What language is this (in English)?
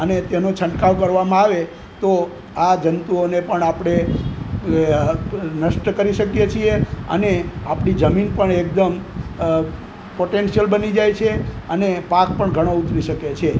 Gujarati